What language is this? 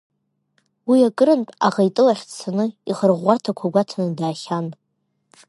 Abkhazian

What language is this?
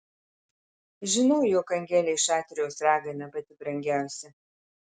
Lithuanian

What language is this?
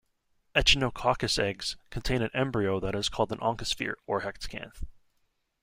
English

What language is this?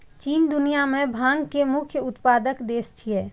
Maithili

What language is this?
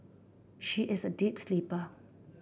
English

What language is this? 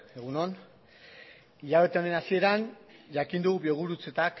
Basque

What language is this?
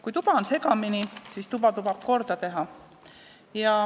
Estonian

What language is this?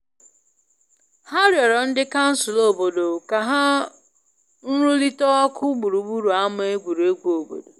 Igbo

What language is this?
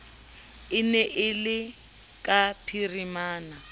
Southern Sotho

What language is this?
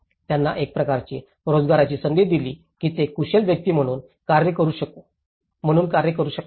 Marathi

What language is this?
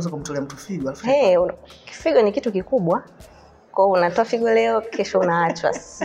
Swahili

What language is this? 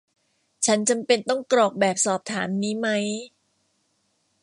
Thai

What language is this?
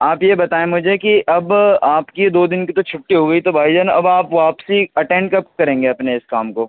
Urdu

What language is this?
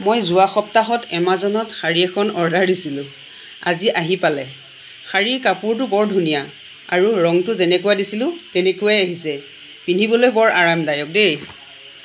Assamese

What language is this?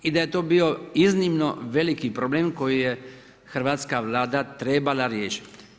Croatian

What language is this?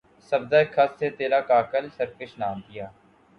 Urdu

